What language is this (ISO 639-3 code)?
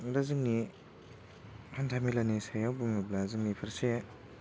brx